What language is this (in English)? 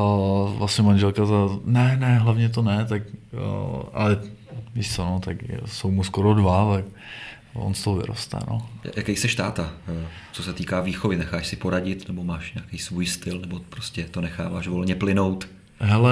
Czech